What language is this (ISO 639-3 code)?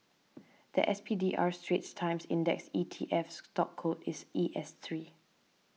eng